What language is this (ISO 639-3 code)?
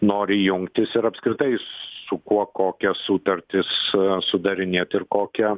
lit